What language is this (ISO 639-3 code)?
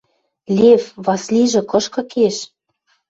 mrj